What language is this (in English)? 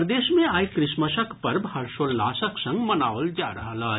Maithili